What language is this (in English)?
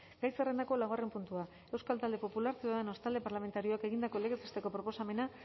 Basque